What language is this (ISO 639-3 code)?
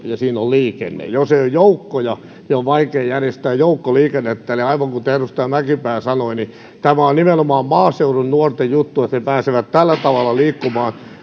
fin